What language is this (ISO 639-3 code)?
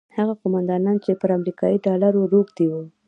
pus